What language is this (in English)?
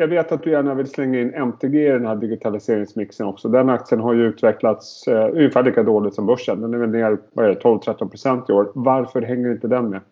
Swedish